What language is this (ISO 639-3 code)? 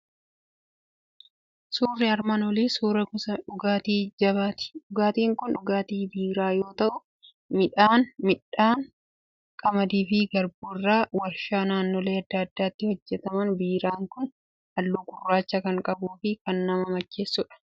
orm